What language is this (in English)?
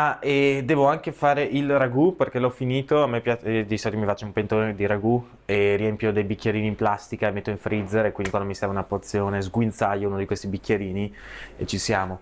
Italian